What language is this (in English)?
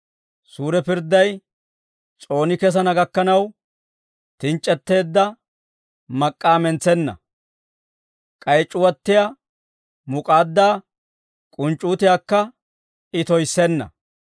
Dawro